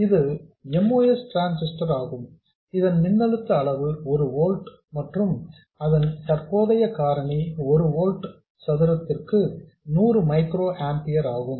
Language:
Tamil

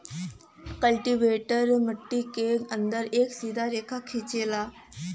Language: Bhojpuri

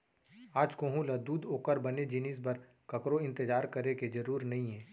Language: Chhattisgarhi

